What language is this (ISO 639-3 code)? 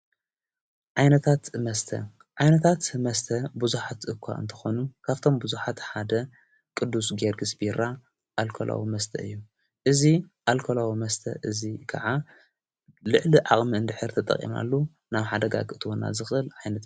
tir